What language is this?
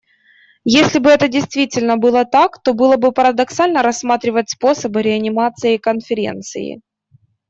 Russian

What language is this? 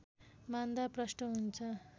Nepali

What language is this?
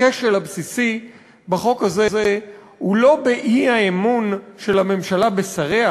Hebrew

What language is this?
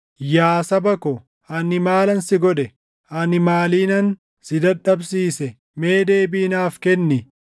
Oromo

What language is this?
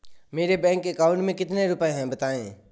Hindi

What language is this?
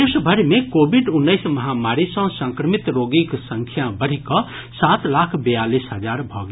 Maithili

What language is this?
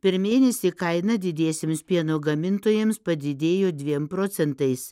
Lithuanian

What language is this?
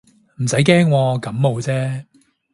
Cantonese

